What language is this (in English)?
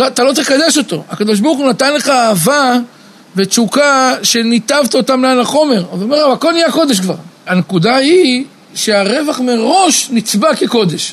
Hebrew